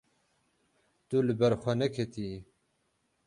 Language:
Kurdish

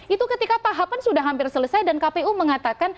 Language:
Indonesian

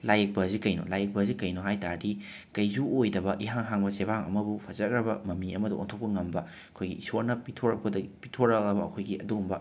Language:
Manipuri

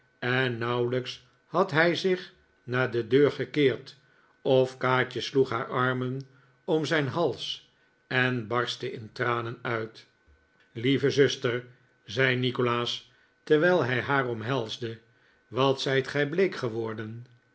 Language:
Dutch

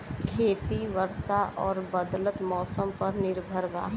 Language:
Bhojpuri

